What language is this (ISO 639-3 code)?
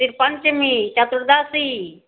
mai